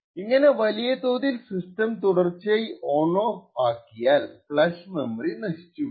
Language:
Malayalam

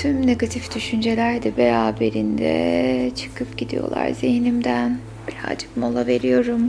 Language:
Turkish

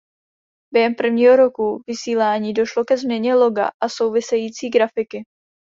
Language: Czech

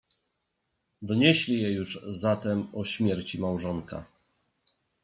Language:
Polish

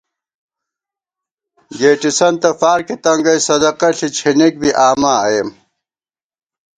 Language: Gawar-Bati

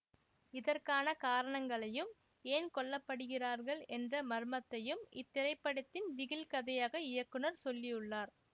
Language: Tamil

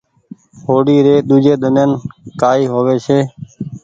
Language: Goaria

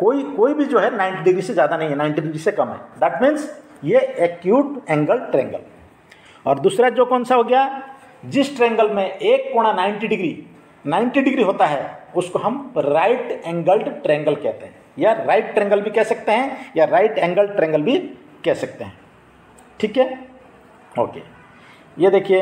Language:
Hindi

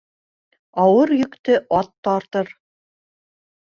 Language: Bashkir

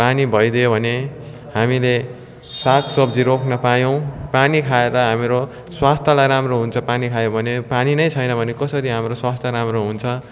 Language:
Nepali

